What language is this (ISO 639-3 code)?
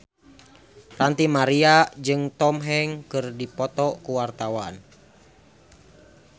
sun